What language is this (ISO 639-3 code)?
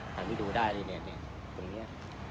tha